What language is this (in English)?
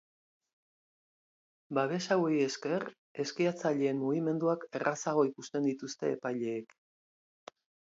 Basque